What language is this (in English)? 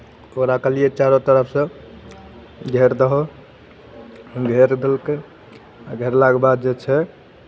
Maithili